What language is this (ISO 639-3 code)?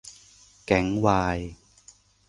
tha